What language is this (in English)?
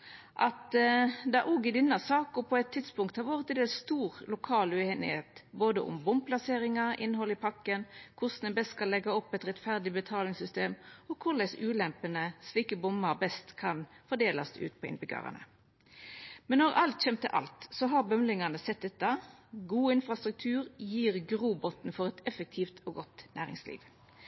Norwegian Nynorsk